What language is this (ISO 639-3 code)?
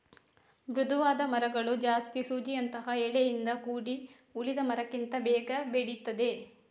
kan